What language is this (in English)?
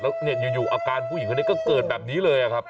Thai